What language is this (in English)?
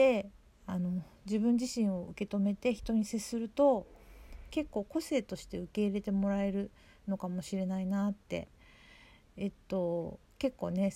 Japanese